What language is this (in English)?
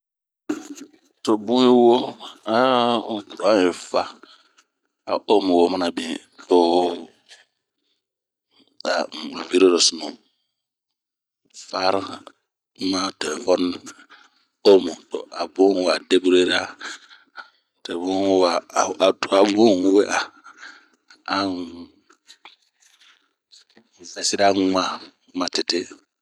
Bomu